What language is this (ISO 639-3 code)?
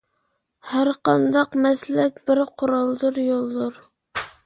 uig